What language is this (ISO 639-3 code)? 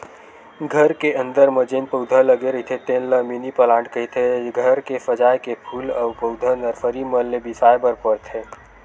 hne